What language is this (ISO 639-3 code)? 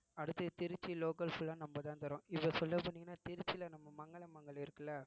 tam